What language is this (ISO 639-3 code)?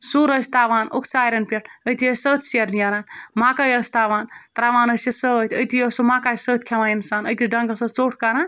kas